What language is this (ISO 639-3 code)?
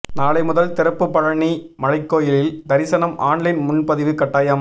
tam